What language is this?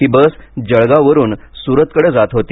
Marathi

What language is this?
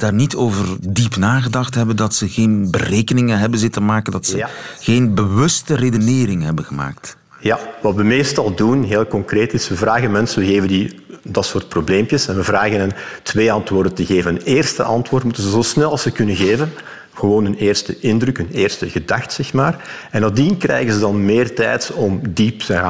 Dutch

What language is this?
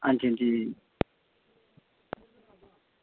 Dogri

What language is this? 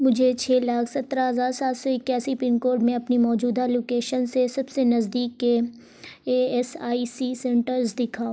Urdu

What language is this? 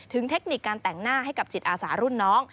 Thai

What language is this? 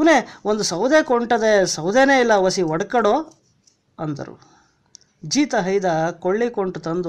Kannada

